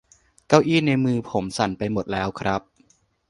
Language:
Thai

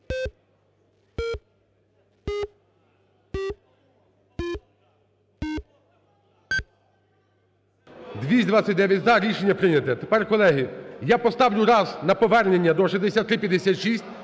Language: Ukrainian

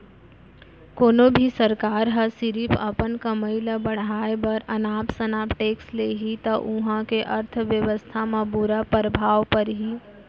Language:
Chhattisgarhi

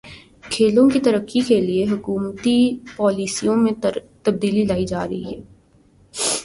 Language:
Urdu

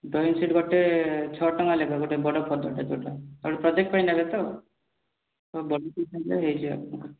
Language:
Odia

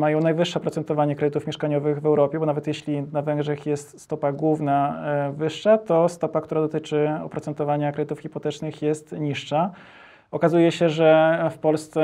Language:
Polish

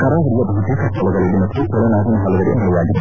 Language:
Kannada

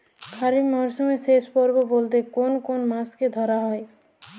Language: Bangla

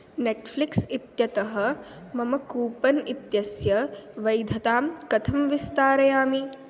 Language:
Sanskrit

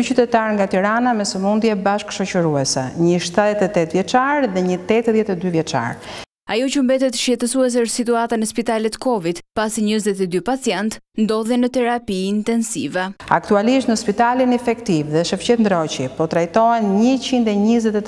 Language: Romanian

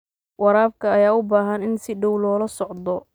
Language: Somali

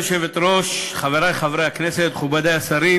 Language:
Hebrew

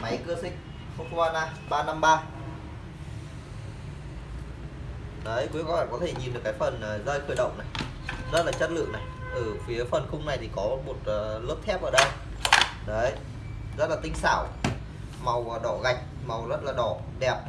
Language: Vietnamese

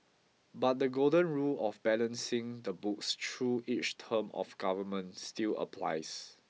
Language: English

